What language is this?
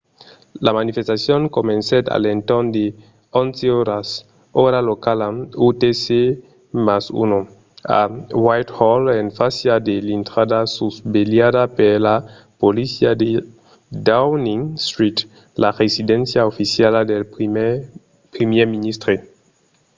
Occitan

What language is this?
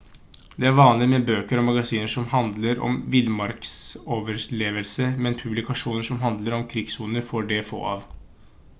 Norwegian Bokmål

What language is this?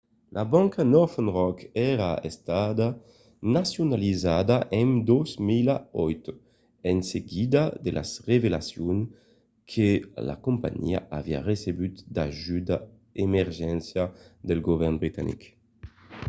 Occitan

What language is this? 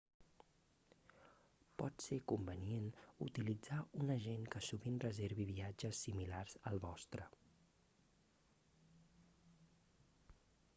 Catalan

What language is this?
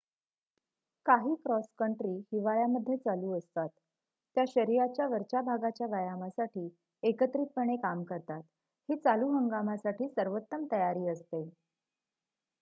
Marathi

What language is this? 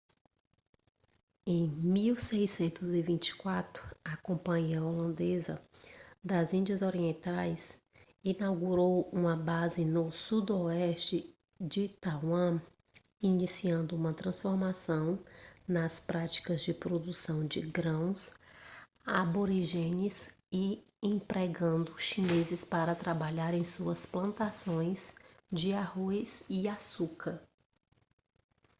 Portuguese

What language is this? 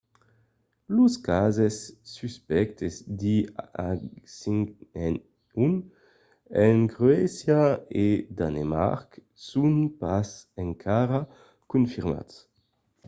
Occitan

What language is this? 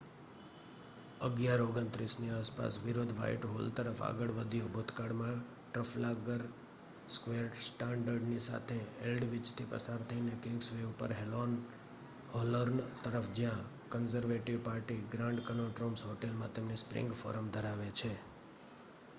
Gujarati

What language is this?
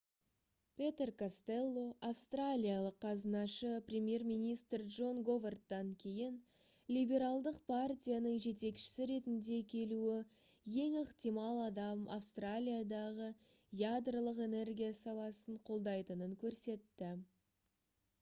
Kazakh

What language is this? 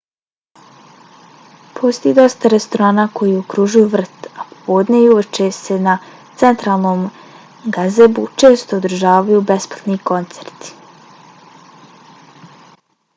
Bosnian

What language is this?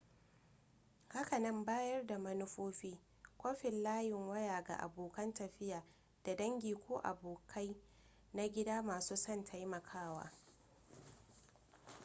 Hausa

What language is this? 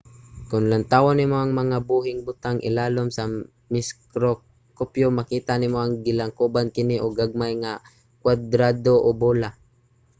Cebuano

